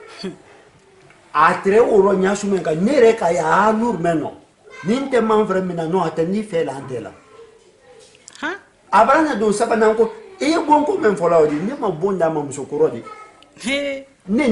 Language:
French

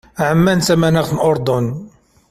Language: Kabyle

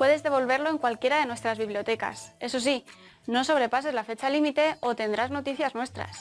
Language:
Spanish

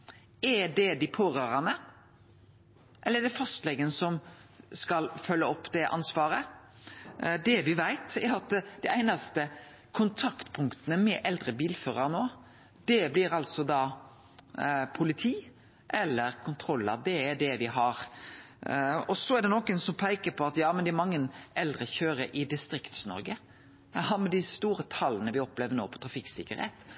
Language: Norwegian Nynorsk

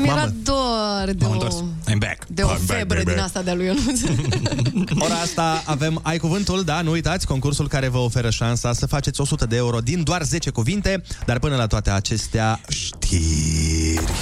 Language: Romanian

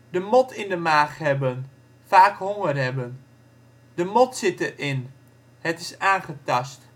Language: Dutch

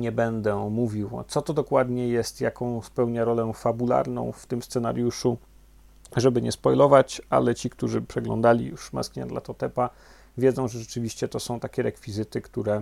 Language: Polish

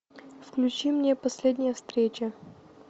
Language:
Russian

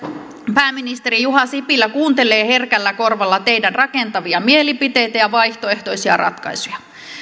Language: Finnish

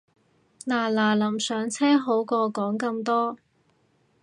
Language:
Cantonese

